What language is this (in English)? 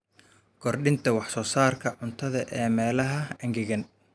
Somali